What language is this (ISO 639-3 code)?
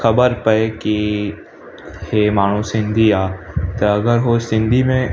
snd